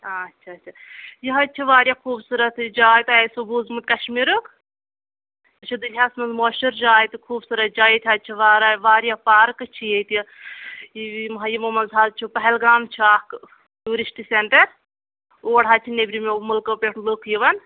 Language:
Kashmiri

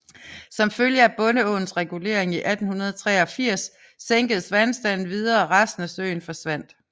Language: Danish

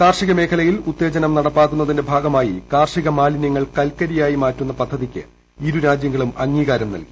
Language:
Malayalam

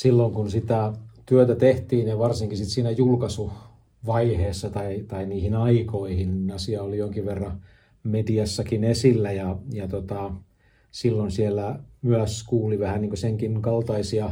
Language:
Finnish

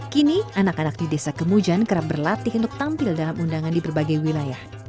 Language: Indonesian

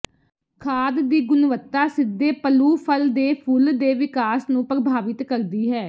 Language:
Punjabi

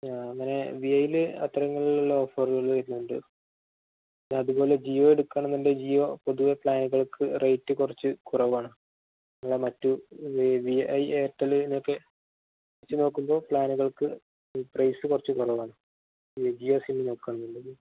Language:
Malayalam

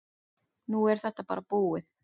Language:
Icelandic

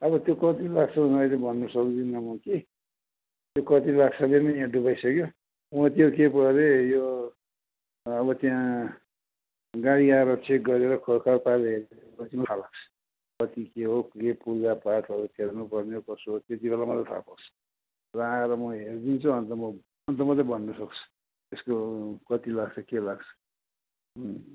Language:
Nepali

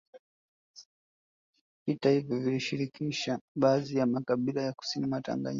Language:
Swahili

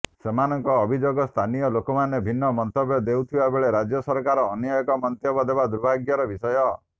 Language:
Odia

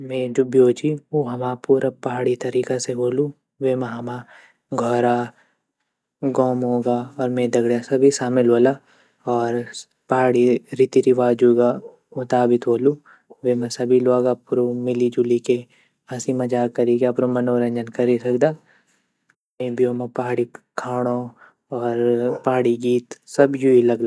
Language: Garhwali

